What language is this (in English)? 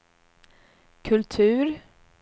Swedish